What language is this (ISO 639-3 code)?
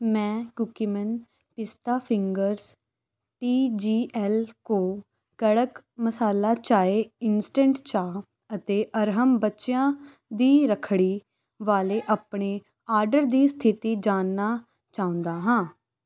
pan